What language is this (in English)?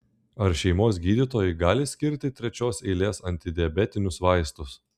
Lithuanian